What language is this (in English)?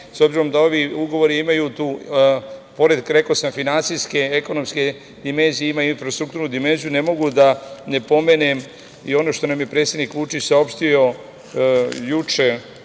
Serbian